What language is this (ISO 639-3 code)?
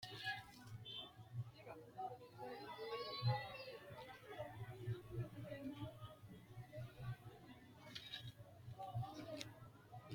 sid